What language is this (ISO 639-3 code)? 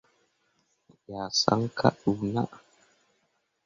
mua